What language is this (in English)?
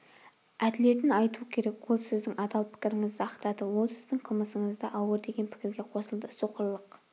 Kazakh